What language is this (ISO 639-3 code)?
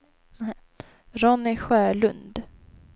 swe